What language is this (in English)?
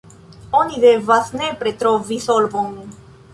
Esperanto